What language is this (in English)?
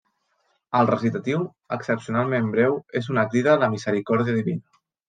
Catalan